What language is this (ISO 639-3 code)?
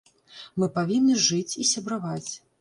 bel